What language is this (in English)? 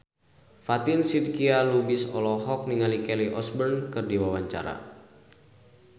Sundanese